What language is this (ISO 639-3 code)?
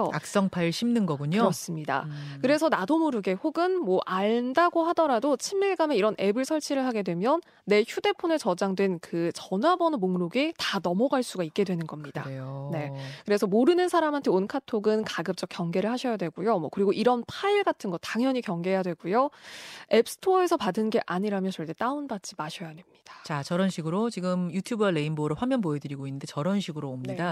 kor